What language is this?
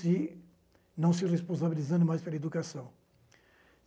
Portuguese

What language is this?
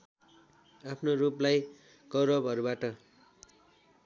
Nepali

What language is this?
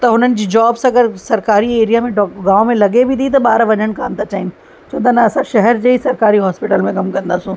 Sindhi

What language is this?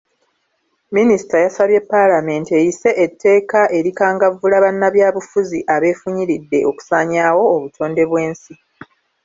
Ganda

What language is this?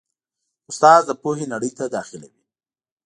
Pashto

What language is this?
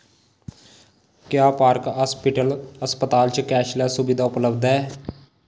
Dogri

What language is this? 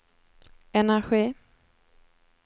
Swedish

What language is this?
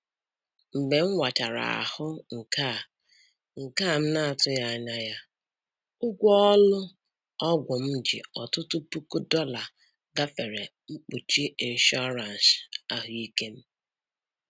Igbo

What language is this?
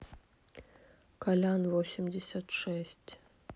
Russian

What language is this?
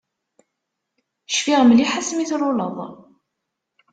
Kabyle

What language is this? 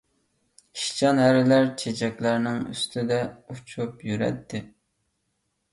Uyghur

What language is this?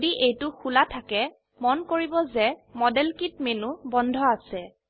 Assamese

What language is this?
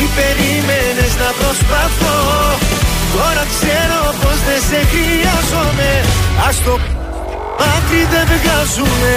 Greek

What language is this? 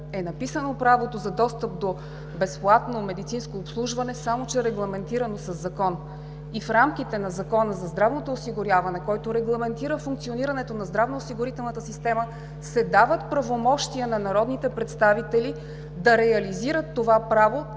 Bulgarian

